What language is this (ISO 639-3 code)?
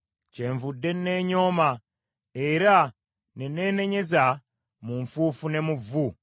lug